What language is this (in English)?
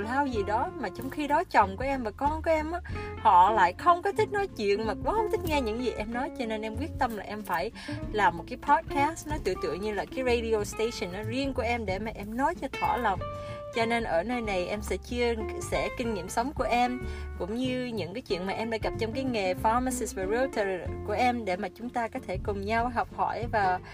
Vietnamese